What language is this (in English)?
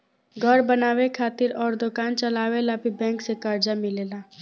Bhojpuri